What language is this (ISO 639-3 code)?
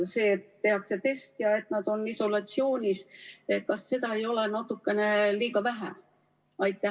est